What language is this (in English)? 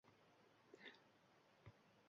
Uzbek